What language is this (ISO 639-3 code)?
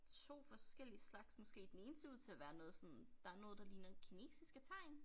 dan